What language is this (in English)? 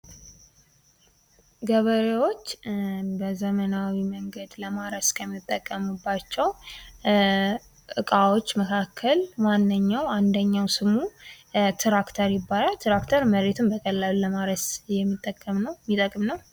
Amharic